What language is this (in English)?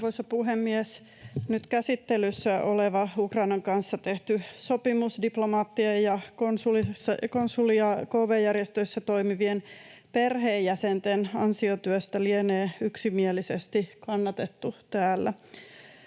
Finnish